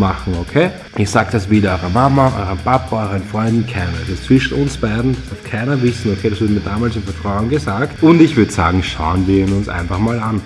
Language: German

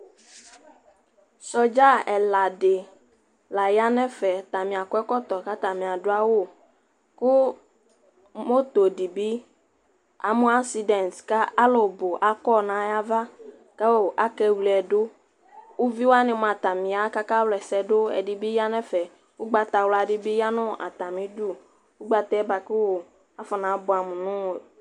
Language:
Ikposo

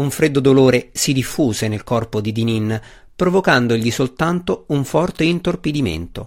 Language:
Italian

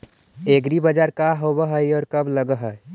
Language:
Magahi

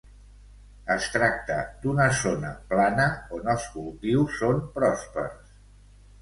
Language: Catalan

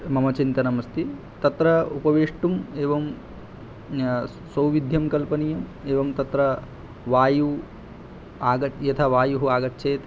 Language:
Sanskrit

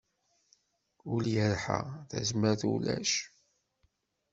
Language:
Kabyle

